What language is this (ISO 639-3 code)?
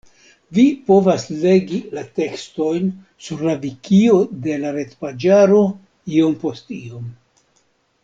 epo